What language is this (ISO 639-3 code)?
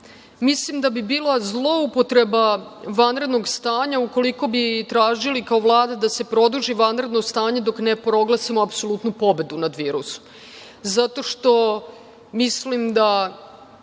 srp